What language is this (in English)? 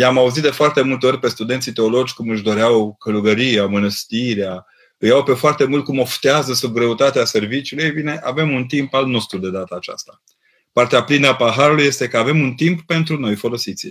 Romanian